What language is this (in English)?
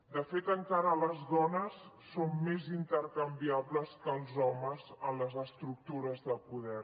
Catalan